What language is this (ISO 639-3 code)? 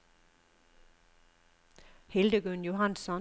nor